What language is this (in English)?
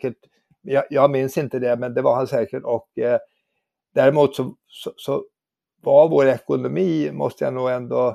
Swedish